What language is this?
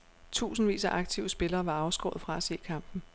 Danish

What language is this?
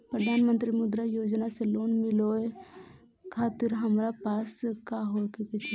Bhojpuri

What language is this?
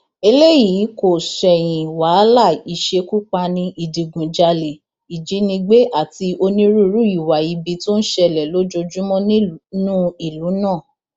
Yoruba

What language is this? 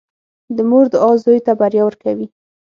Pashto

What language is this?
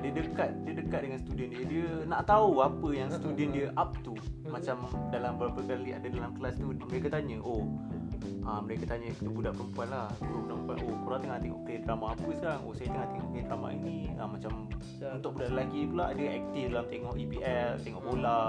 Malay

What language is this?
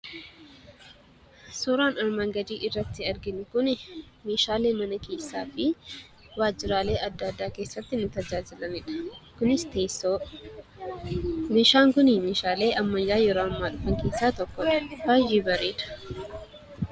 Oromo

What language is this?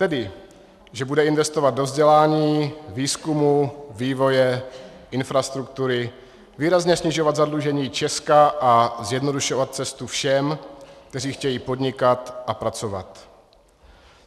Czech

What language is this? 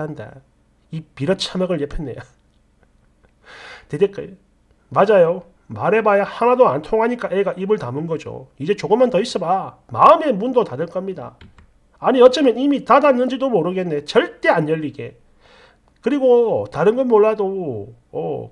Korean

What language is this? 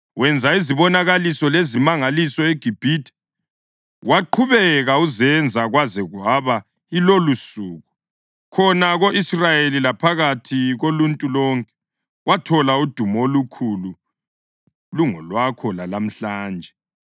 North Ndebele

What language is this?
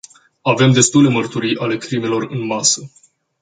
Romanian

